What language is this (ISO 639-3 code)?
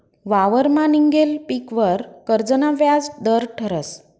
mar